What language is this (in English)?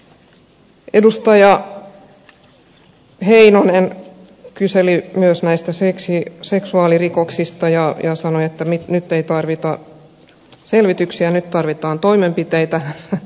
Finnish